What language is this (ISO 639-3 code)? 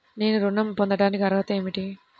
tel